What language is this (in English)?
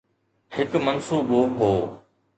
Sindhi